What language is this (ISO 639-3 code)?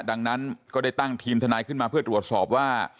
tha